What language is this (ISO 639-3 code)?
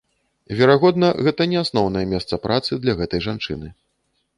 bel